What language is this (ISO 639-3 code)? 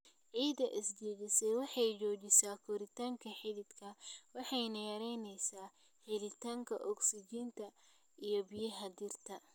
som